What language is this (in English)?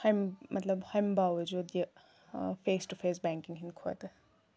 Kashmiri